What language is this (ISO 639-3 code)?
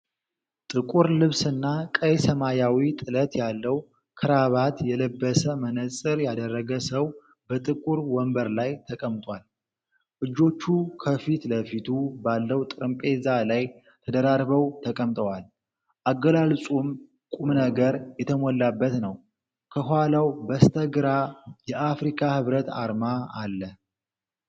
amh